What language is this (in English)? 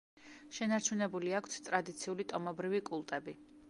Georgian